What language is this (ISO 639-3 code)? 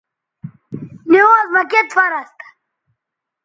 btv